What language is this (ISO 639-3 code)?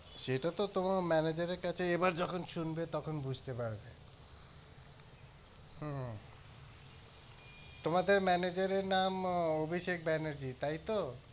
ben